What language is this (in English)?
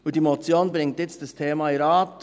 Swiss German